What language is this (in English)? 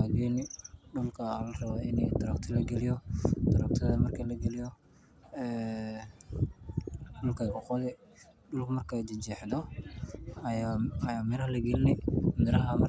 Somali